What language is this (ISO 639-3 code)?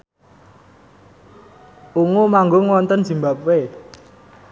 jav